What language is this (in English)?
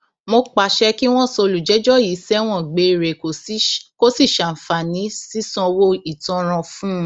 Yoruba